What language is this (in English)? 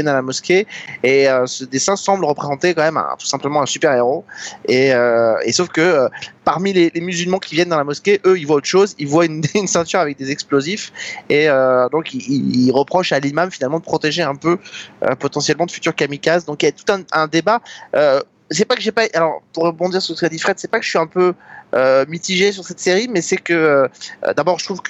French